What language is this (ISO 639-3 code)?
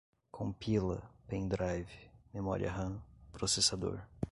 por